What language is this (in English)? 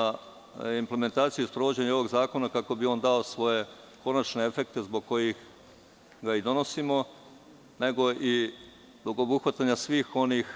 Serbian